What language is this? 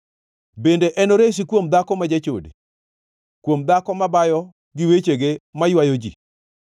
Luo (Kenya and Tanzania)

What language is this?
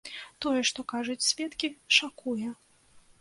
Belarusian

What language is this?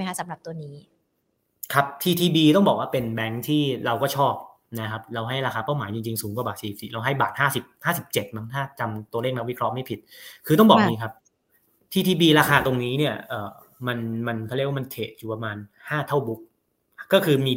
Thai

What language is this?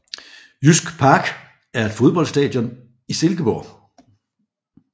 Danish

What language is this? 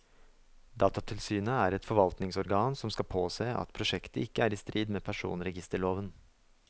Norwegian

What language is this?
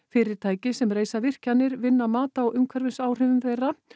Icelandic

